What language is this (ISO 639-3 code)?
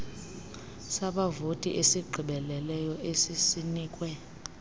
xho